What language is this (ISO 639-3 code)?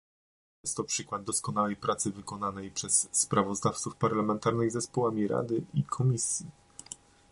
pol